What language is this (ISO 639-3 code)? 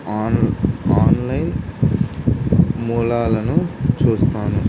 tel